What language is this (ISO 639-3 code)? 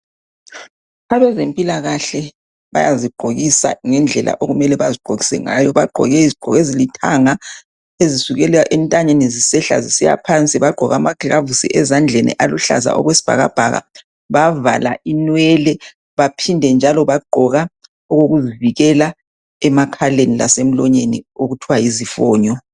nde